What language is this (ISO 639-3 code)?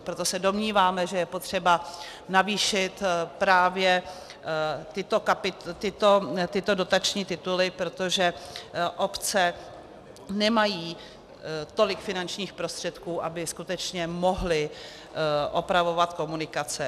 ces